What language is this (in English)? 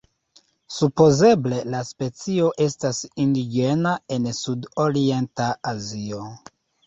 Esperanto